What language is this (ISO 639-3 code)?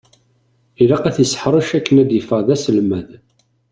kab